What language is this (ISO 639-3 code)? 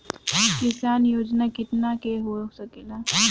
bho